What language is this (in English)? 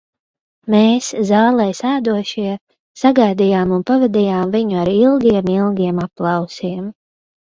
Latvian